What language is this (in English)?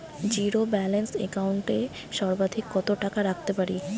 Bangla